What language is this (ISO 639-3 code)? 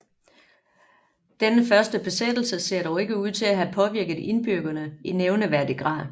dan